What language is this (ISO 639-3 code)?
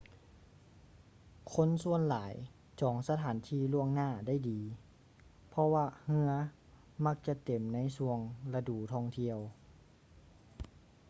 lao